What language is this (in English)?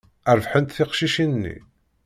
Kabyle